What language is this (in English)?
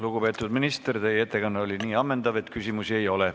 Estonian